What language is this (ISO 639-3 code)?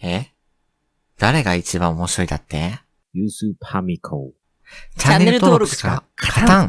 jpn